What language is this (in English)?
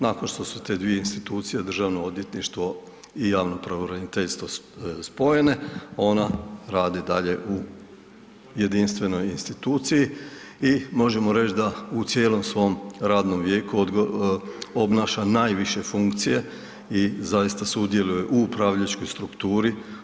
Croatian